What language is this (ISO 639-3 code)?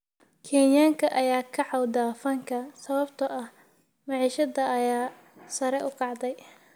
som